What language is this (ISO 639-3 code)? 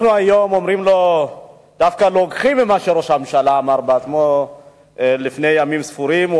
heb